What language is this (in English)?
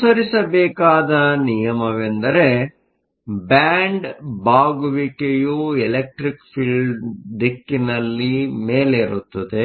Kannada